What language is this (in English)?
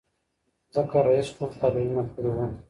Pashto